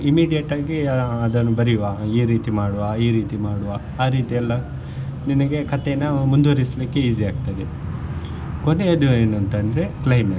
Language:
Kannada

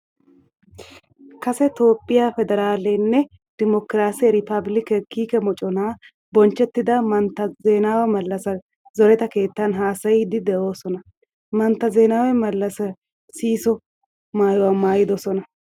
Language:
Wolaytta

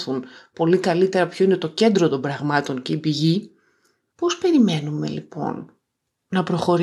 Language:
Greek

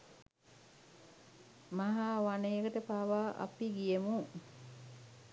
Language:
Sinhala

